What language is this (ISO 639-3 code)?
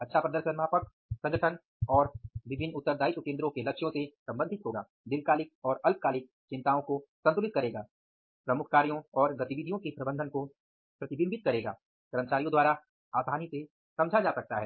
hin